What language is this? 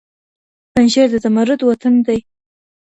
Pashto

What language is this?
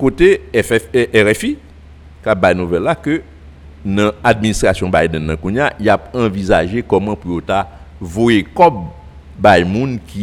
French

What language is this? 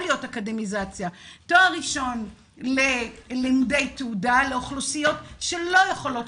Hebrew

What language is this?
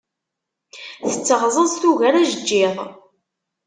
Kabyle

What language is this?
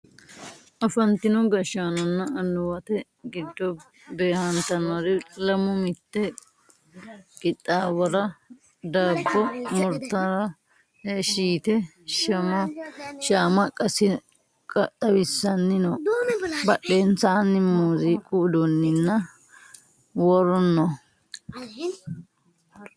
Sidamo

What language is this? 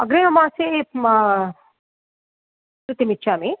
Sanskrit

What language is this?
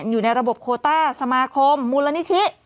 Thai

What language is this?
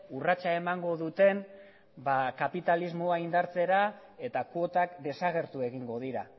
Basque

